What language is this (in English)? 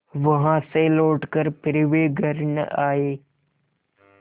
Hindi